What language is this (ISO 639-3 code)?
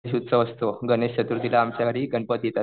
mar